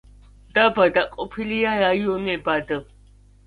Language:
Georgian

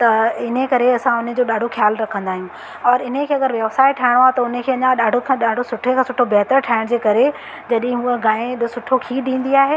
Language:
Sindhi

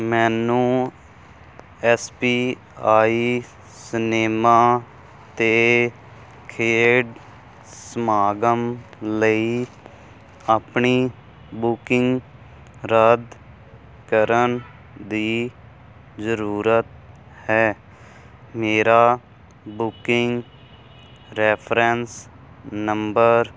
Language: Punjabi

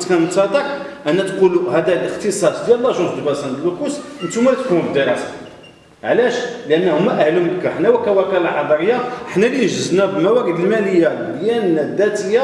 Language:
Arabic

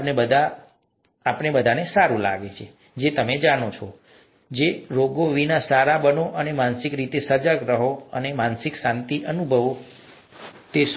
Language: Gujarati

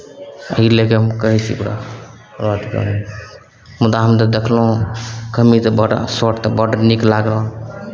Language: Maithili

